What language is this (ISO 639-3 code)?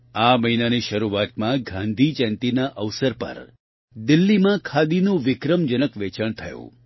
guj